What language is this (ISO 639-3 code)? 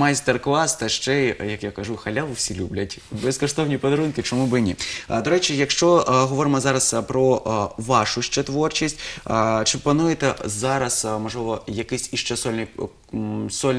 rus